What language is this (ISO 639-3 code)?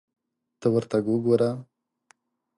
pus